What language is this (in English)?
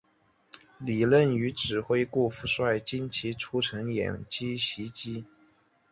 Chinese